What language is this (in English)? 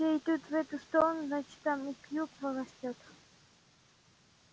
Russian